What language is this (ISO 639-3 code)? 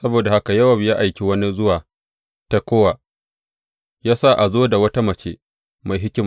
hau